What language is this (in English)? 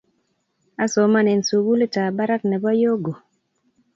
Kalenjin